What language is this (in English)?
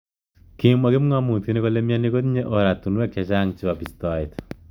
Kalenjin